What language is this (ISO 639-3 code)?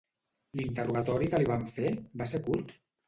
cat